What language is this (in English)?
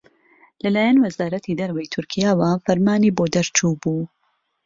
Central Kurdish